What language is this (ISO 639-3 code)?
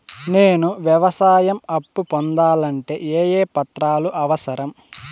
tel